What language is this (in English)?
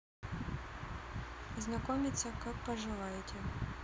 Russian